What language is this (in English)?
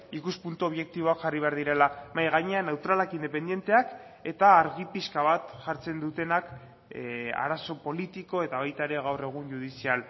Basque